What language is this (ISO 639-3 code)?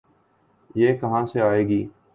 urd